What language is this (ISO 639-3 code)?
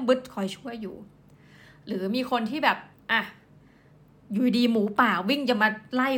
tha